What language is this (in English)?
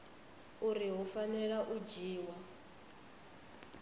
Venda